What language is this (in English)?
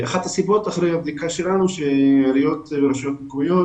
Hebrew